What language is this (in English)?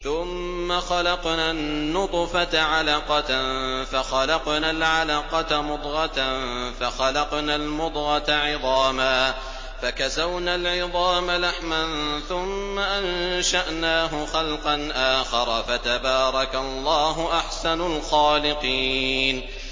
Arabic